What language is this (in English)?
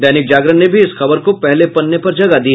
Hindi